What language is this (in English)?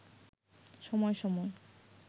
Bangla